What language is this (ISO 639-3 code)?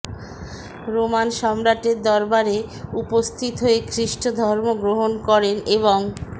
ben